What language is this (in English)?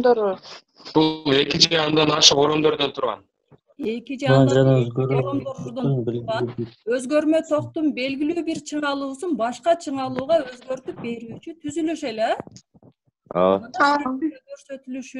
Turkish